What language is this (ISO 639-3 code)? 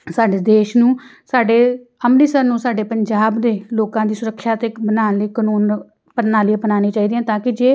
pan